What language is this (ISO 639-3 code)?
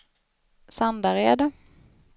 swe